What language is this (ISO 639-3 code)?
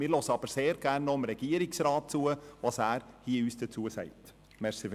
gsw